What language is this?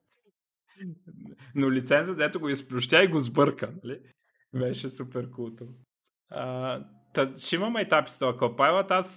Bulgarian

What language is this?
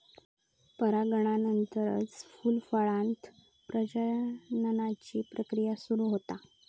Marathi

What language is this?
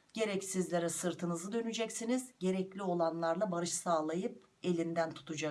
Turkish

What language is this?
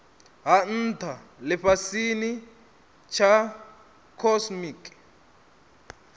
Venda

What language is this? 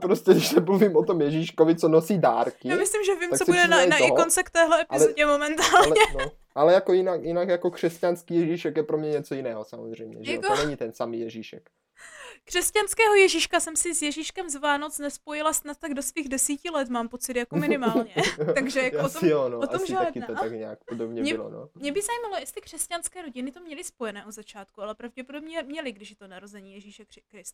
Czech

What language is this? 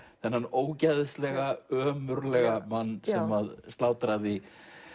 Icelandic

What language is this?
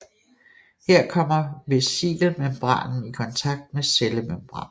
Danish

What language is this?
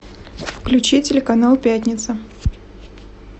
Russian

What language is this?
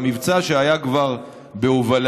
Hebrew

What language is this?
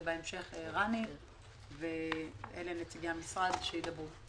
Hebrew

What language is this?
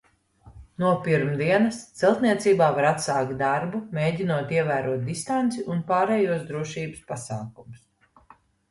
Latvian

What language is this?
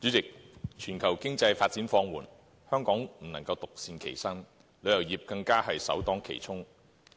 Cantonese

